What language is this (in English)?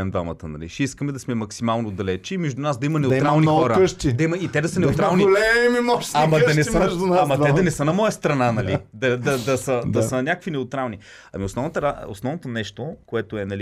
Bulgarian